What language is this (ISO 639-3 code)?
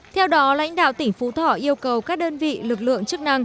vie